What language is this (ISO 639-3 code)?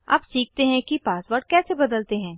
hin